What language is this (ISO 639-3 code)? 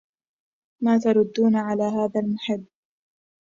ara